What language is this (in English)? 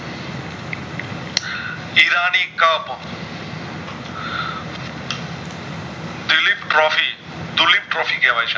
Gujarati